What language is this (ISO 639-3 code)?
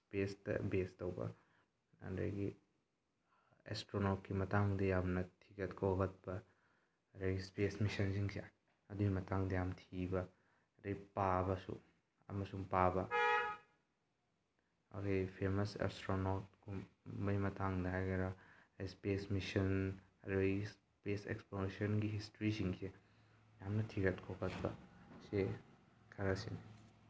mni